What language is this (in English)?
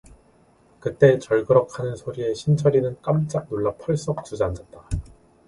Korean